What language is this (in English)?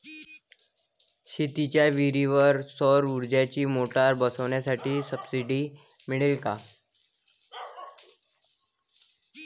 Marathi